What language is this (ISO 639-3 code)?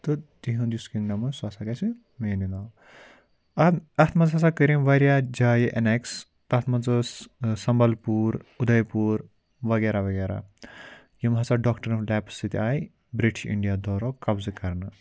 kas